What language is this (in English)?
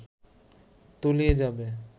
Bangla